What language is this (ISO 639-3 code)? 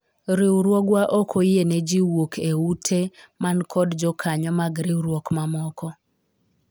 luo